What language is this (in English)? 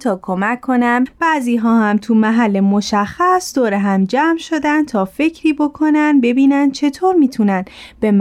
Persian